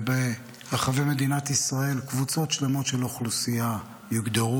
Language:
Hebrew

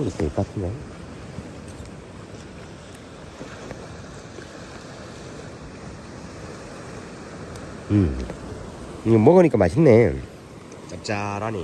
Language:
Korean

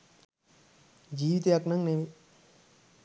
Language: Sinhala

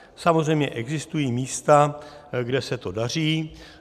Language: Czech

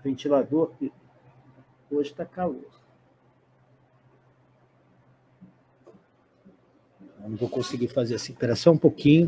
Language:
Portuguese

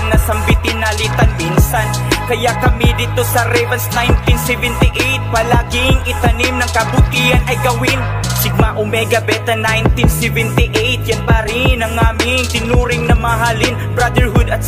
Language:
Filipino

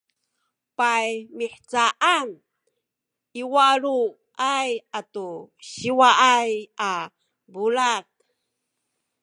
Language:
Sakizaya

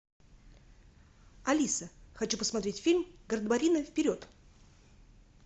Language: Russian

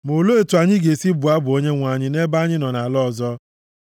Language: Igbo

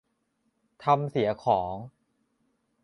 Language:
Thai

